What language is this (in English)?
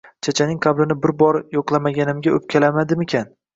Uzbek